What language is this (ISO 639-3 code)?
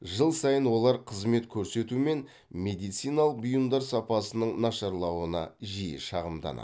kaz